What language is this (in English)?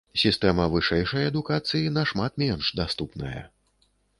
Belarusian